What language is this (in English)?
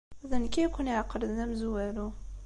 Kabyle